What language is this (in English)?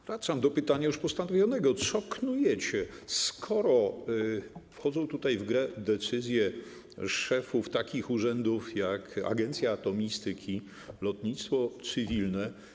Polish